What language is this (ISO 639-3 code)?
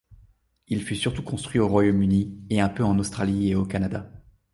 fra